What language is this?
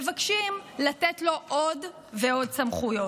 Hebrew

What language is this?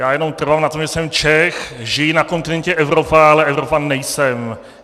Czech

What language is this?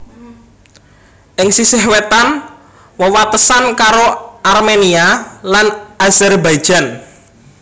Javanese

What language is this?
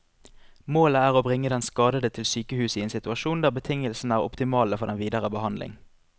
Norwegian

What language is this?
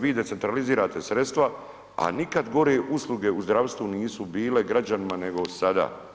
Croatian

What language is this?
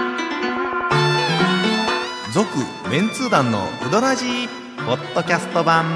Japanese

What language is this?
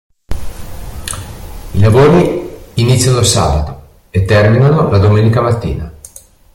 Italian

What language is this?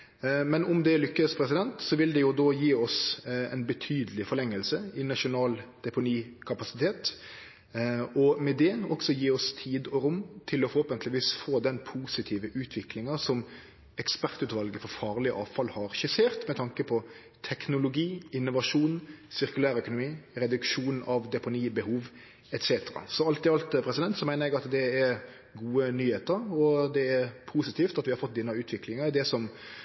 Norwegian Nynorsk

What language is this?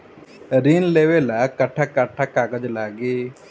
Bhojpuri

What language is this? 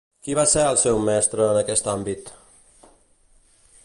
Catalan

